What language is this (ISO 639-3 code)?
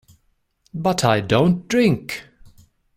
eng